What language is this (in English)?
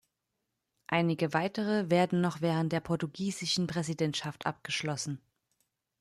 German